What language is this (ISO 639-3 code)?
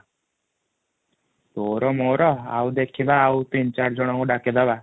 ori